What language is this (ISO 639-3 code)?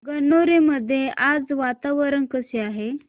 mar